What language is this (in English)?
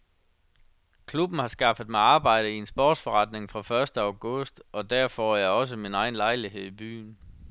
Danish